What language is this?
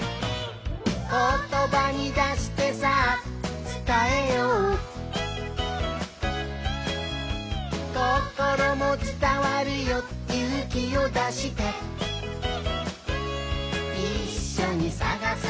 Japanese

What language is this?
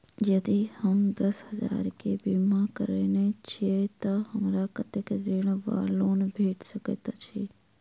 Maithili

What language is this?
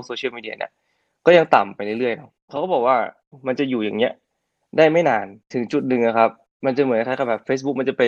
Thai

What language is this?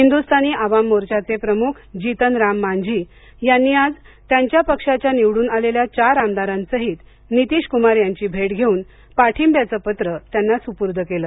Marathi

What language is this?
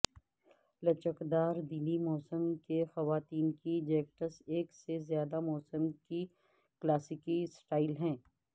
Urdu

